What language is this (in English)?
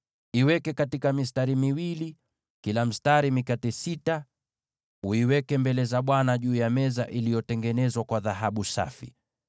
Swahili